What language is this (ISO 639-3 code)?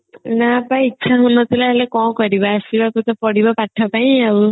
ori